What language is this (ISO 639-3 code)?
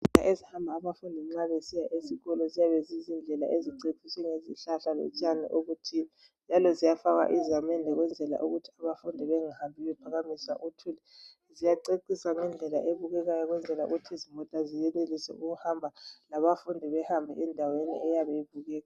nde